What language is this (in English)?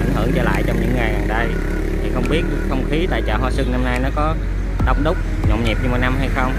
Vietnamese